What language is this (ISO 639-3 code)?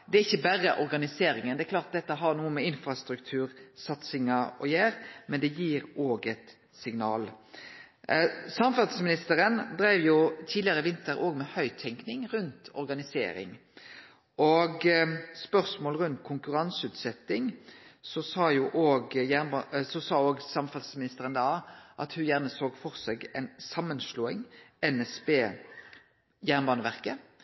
nno